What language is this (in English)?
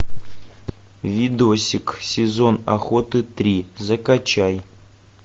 Russian